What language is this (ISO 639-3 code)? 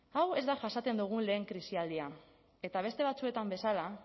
eus